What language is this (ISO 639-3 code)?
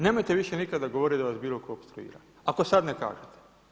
hrv